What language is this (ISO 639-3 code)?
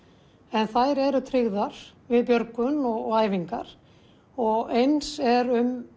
isl